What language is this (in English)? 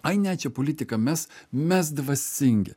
Lithuanian